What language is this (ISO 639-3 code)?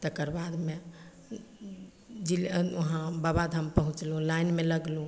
mai